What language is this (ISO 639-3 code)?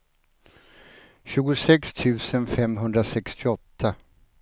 swe